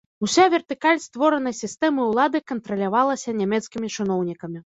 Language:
Belarusian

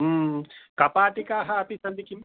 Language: Sanskrit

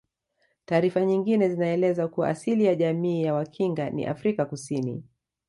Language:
Swahili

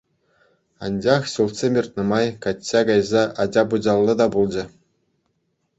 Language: Chuvash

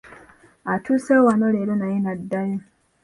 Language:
Ganda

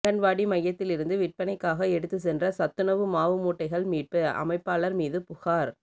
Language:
Tamil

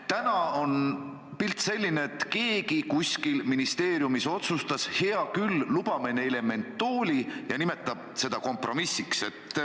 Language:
Estonian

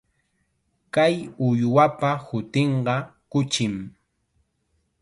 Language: Chiquián Ancash Quechua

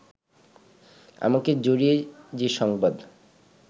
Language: Bangla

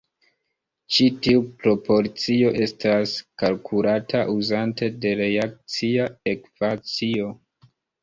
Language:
Esperanto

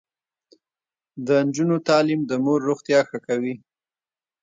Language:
Pashto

